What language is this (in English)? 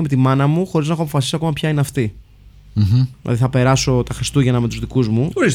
Greek